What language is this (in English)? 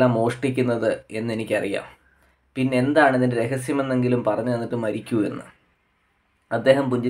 Romanian